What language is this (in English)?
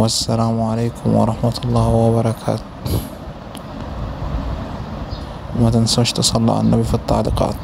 Arabic